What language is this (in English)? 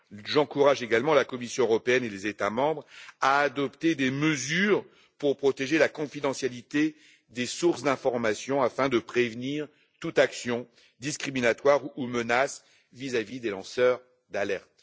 French